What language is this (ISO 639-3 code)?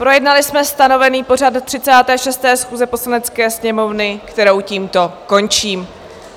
ces